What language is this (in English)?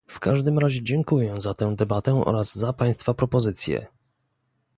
Polish